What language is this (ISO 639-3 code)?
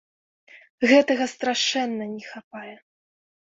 bel